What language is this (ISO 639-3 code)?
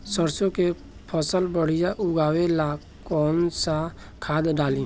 bho